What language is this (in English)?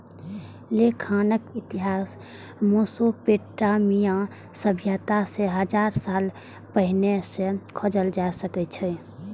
Maithili